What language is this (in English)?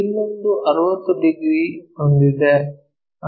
Kannada